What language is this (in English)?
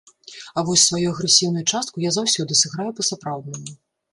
Belarusian